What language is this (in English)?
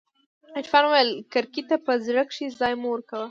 Pashto